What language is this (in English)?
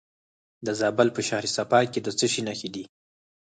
Pashto